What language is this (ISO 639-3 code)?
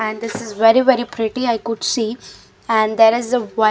eng